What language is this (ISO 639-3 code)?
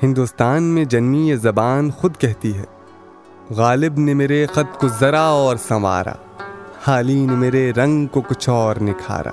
urd